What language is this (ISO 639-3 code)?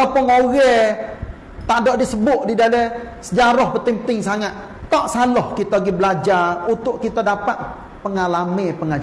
msa